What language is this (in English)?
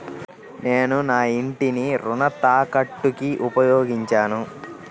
Telugu